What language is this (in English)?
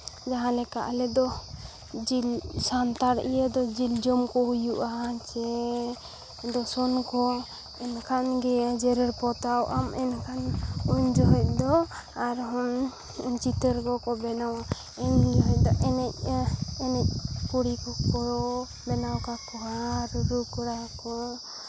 Santali